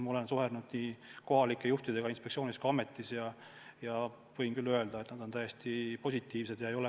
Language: Estonian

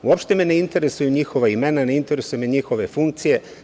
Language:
Serbian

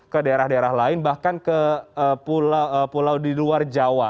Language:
Indonesian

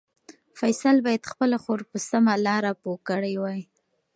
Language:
Pashto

